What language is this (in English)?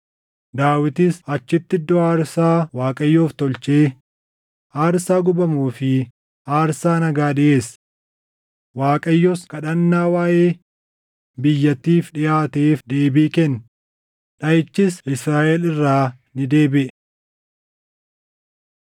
Oromo